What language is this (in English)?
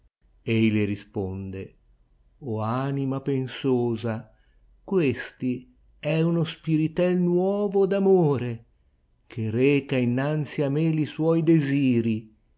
Italian